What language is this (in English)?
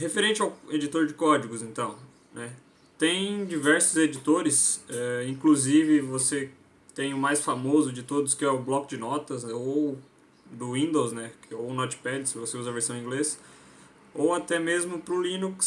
Portuguese